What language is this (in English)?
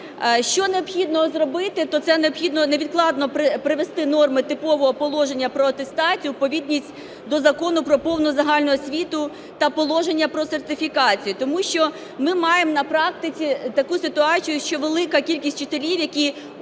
Ukrainian